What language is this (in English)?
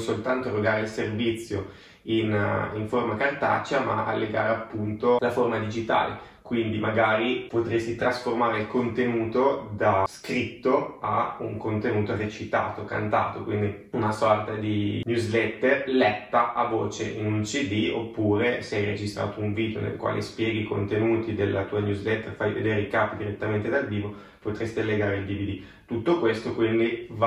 Italian